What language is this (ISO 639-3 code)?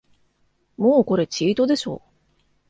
jpn